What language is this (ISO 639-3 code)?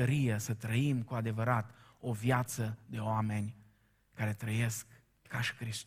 ron